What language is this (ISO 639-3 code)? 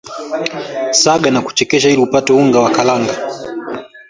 swa